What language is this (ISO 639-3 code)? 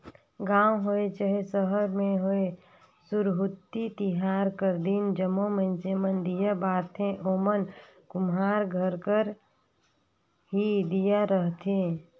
hne